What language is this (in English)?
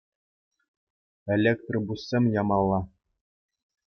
Chuvash